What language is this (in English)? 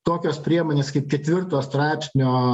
Lithuanian